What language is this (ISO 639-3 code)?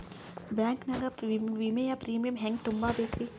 kan